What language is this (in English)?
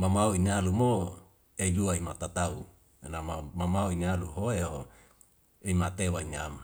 Wemale